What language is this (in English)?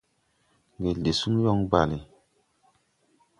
Tupuri